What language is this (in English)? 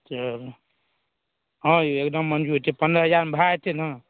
Maithili